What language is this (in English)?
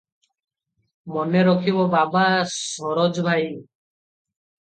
Odia